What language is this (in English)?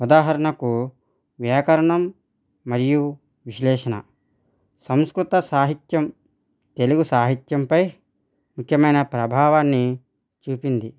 Telugu